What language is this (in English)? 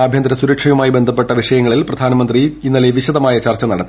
Malayalam